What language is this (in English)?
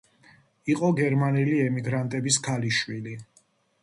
Georgian